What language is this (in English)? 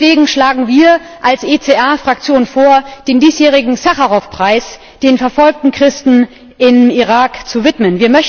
German